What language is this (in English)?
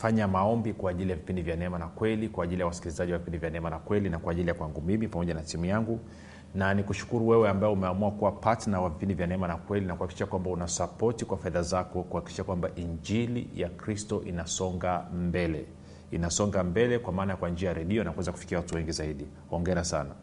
Swahili